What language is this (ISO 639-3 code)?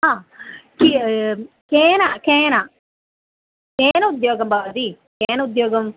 san